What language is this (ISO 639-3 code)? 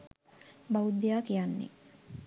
sin